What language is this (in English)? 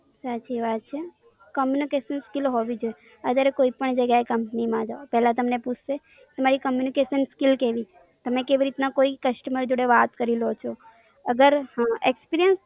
Gujarati